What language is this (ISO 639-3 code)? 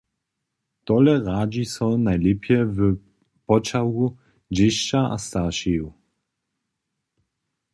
hsb